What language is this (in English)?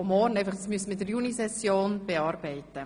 Swiss German